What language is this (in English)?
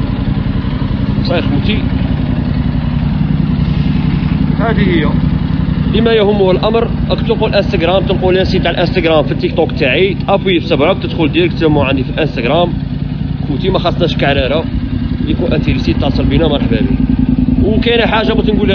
Arabic